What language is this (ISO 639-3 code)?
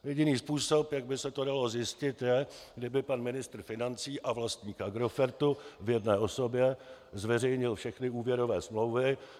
ces